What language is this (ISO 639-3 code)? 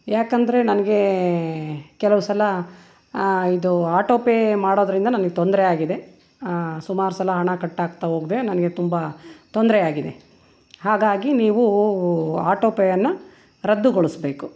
kan